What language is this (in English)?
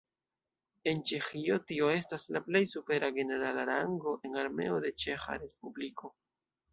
Esperanto